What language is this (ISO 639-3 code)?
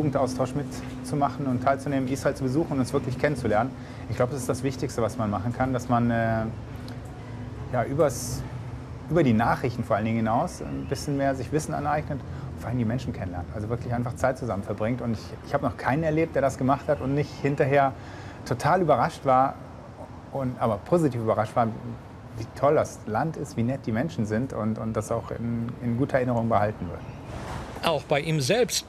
deu